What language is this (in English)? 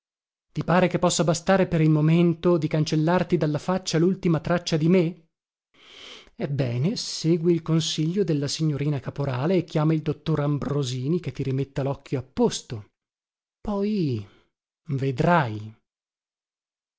Italian